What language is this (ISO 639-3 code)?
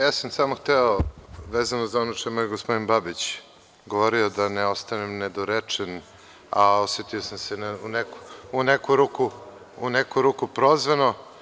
srp